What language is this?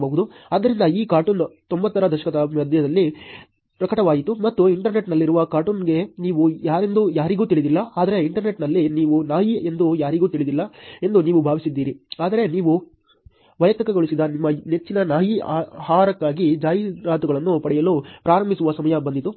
Kannada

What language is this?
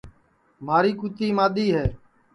Sansi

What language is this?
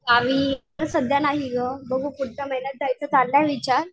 Marathi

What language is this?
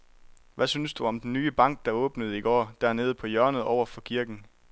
Danish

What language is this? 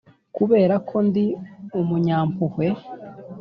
Kinyarwanda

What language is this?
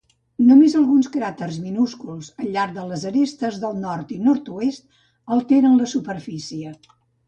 Catalan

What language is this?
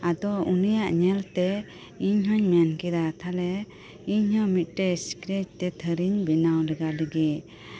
Santali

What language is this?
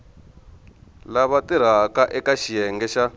Tsonga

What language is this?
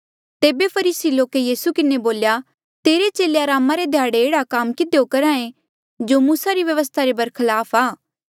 Mandeali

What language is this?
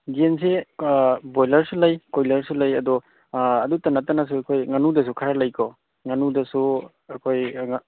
Manipuri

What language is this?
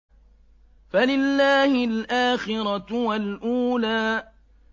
Arabic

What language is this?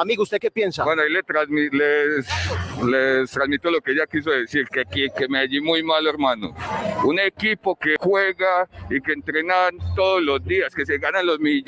Spanish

